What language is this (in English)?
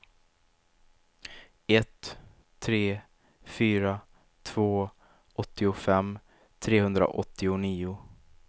Swedish